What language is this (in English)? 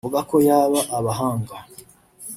Kinyarwanda